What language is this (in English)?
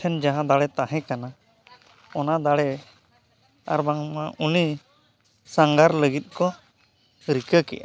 Santali